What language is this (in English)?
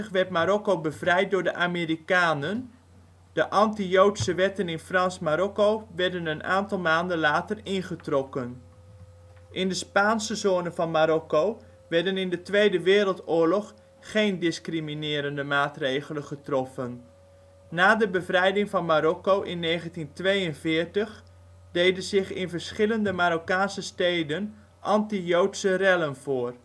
Dutch